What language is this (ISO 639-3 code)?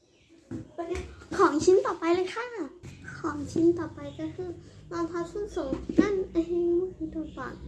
tha